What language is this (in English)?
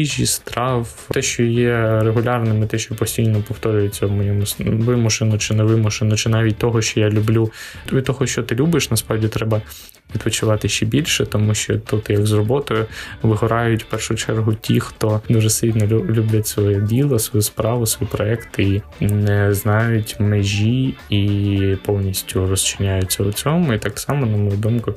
Ukrainian